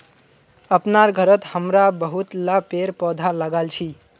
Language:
Magahi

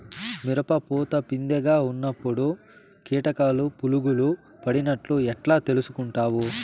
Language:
Telugu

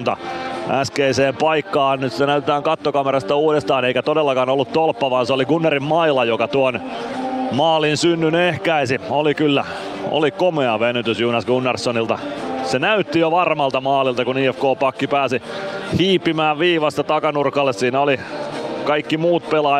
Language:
Finnish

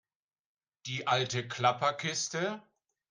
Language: German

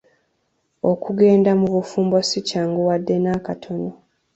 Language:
Ganda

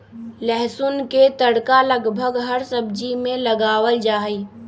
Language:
Magahi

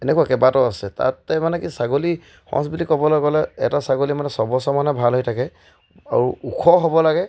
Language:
Assamese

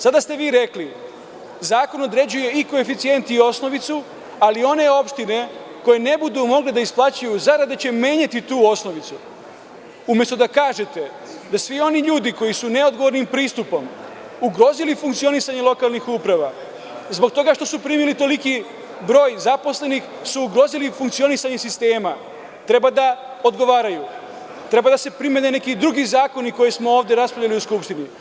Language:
Serbian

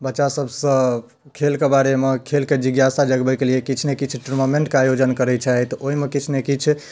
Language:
Maithili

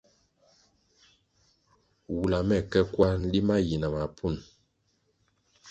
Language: Kwasio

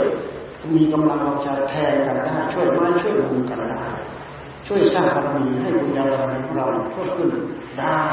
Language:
Thai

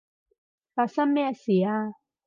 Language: Cantonese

